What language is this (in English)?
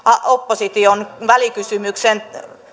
Finnish